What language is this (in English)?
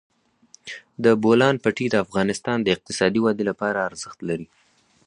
Pashto